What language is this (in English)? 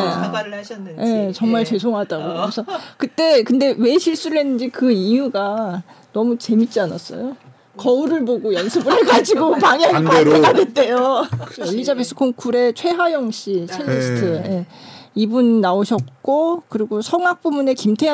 Korean